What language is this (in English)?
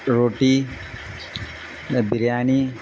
Urdu